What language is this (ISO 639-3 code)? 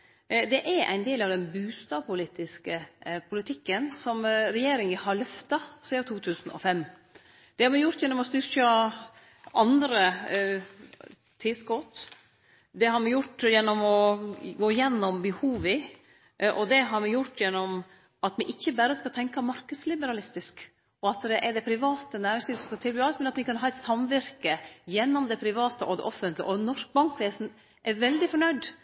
nno